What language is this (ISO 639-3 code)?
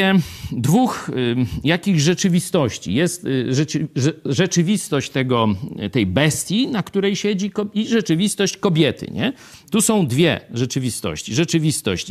pol